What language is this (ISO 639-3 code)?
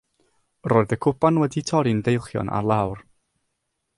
cym